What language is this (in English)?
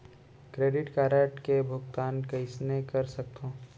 Chhattisgarhi